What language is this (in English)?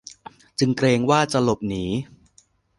Thai